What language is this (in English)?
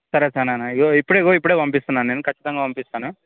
Telugu